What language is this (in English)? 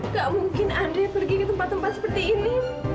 Indonesian